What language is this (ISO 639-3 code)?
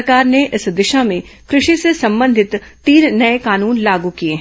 hin